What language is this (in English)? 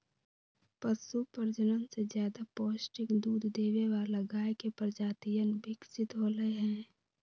Magahi